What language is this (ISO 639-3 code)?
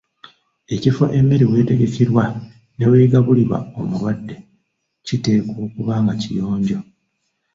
lug